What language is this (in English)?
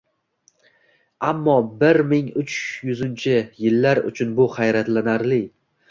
Uzbek